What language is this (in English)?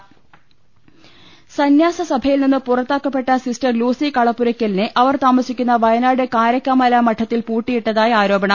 Malayalam